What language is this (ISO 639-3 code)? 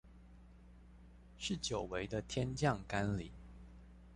zho